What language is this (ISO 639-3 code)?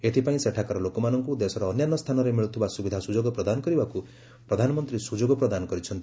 ori